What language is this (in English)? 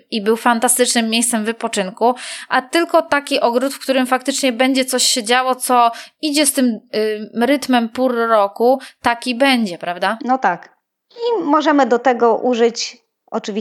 Polish